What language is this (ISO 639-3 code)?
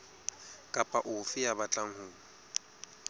sot